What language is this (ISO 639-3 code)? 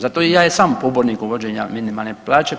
hrv